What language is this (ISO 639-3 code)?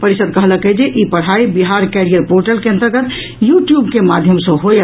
mai